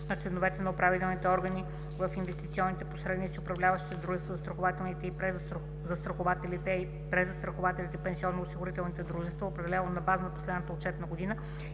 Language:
Bulgarian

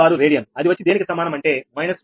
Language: Telugu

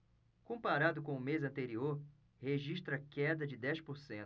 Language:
Portuguese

